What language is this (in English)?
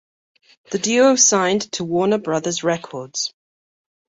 English